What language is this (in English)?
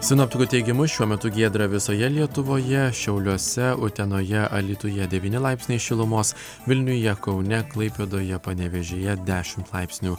Lithuanian